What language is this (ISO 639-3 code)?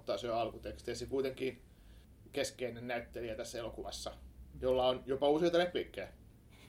fin